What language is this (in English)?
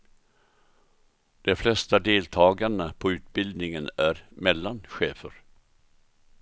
Swedish